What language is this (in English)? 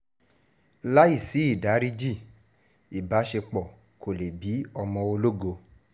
Yoruba